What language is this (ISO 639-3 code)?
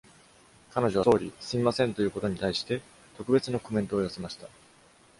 jpn